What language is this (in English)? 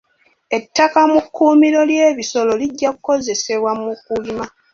Ganda